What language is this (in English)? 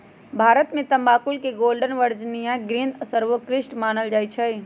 Magahi